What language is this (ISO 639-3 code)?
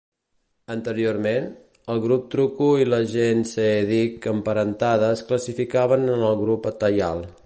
cat